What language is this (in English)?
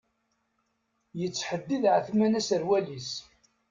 Kabyle